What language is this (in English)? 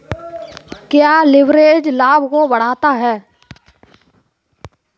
Hindi